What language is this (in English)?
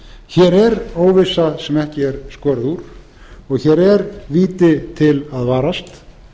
Icelandic